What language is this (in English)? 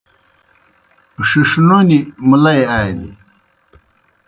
Kohistani Shina